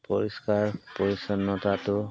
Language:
Assamese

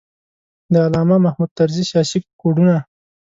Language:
Pashto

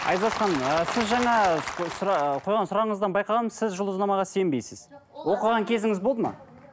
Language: Kazakh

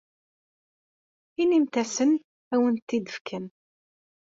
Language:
Kabyle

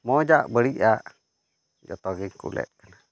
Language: Santali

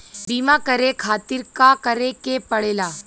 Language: Bhojpuri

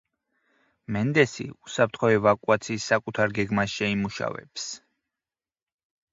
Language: Georgian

